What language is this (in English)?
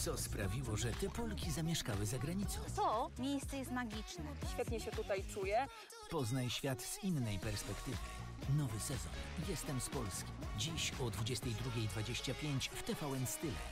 Polish